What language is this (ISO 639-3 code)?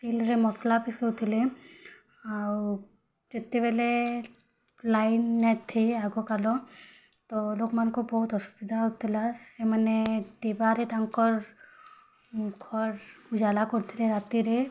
ori